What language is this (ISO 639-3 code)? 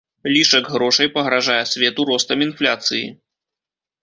bel